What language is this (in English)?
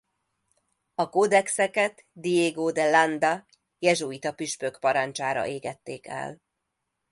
Hungarian